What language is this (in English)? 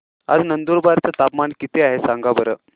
Marathi